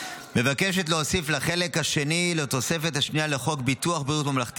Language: Hebrew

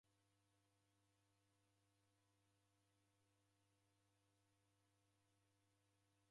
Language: Taita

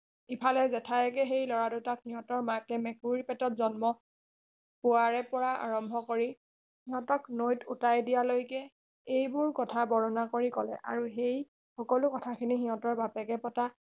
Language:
Assamese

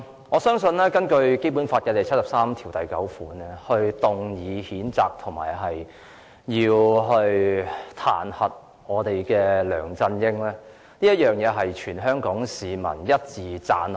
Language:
Cantonese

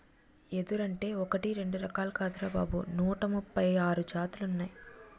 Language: Telugu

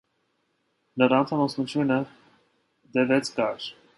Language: Armenian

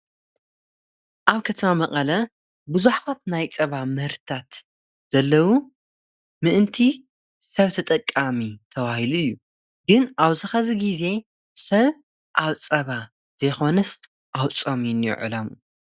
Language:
Tigrinya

